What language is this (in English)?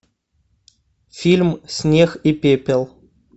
Russian